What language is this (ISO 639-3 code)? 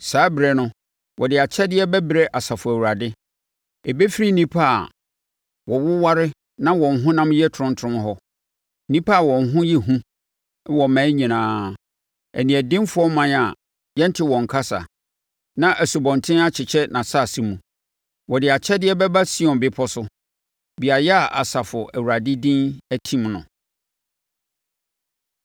aka